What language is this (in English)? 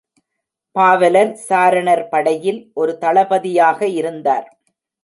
Tamil